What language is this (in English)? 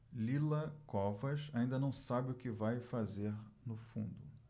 Portuguese